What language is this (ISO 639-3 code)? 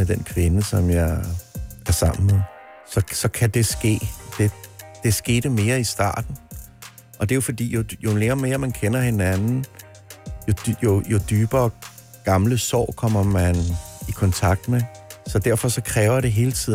dan